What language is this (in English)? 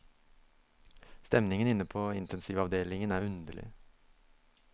Norwegian